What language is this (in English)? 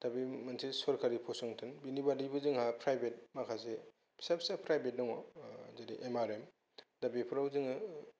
Bodo